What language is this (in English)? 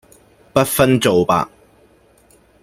Cantonese